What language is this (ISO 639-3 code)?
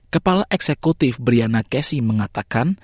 ind